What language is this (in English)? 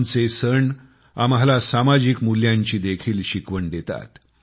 Marathi